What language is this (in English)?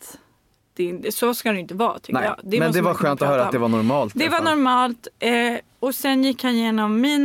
Swedish